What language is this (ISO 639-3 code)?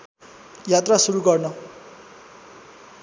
nep